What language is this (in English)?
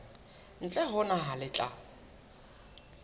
Southern Sotho